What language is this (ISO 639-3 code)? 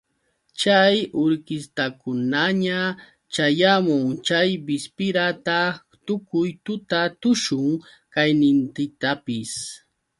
qux